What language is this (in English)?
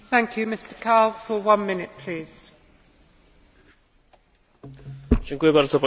Polish